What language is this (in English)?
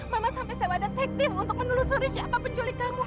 Indonesian